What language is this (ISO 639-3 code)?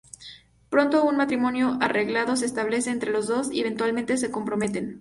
spa